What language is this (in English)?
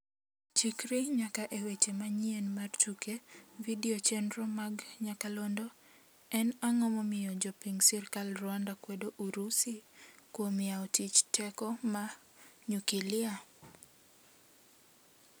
Luo (Kenya and Tanzania)